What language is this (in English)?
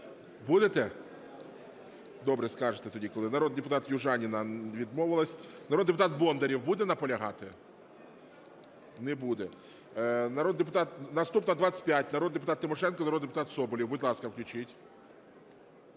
Ukrainian